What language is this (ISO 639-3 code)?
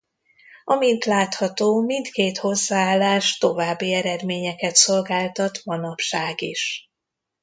hun